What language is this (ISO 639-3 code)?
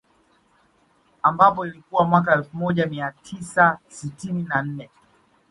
swa